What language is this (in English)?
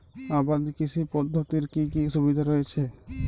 Bangla